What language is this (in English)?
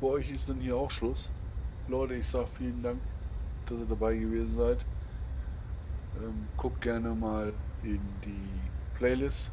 German